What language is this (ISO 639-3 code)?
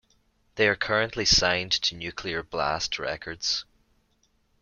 eng